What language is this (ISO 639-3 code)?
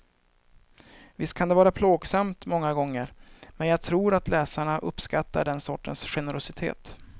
swe